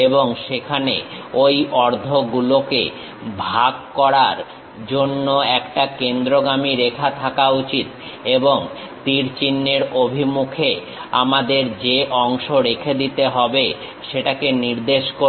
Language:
Bangla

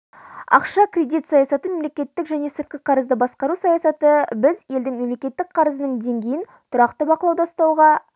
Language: Kazakh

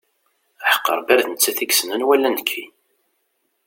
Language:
Kabyle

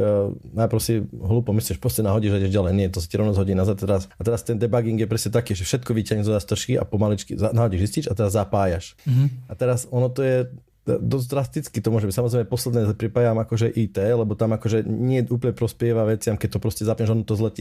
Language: Slovak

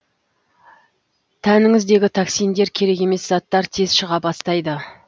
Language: Kazakh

